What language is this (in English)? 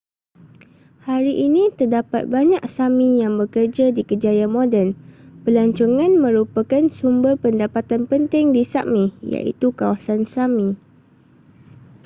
Malay